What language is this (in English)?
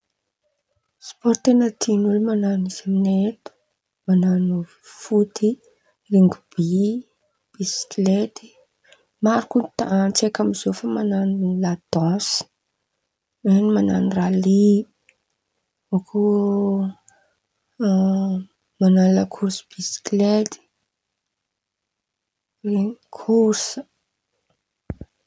Antankarana Malagasy